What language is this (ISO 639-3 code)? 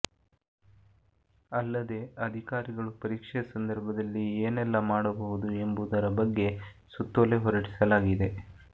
kan